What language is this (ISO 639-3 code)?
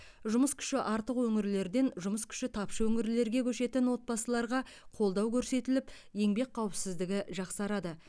kaz